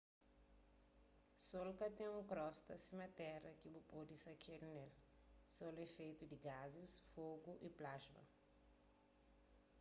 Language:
Kabuverdianu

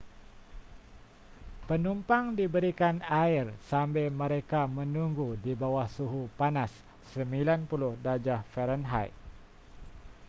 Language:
Malay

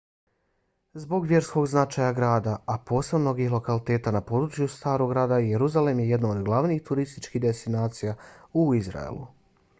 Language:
Bosnian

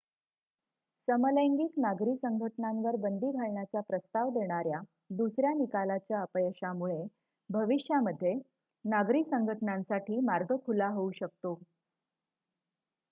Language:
Marathi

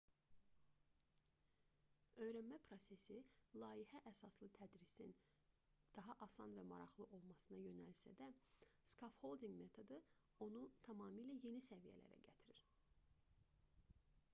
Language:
Azerbaijani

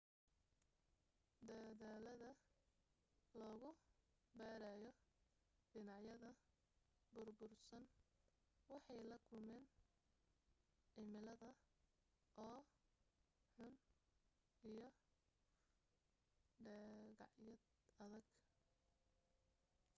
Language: Somali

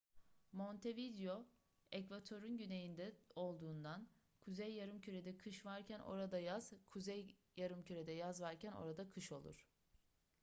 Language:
Turkish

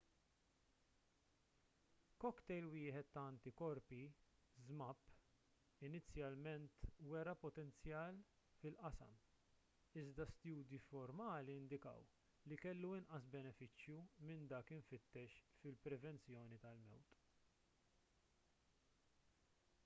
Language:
Maltese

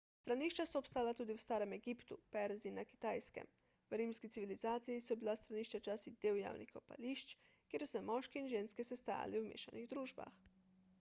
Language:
Slovenian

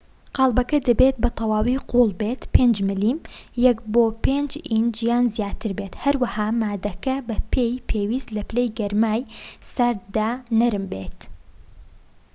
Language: Central Kurdish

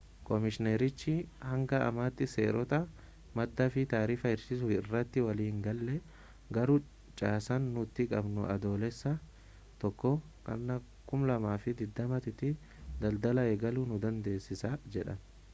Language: Oromo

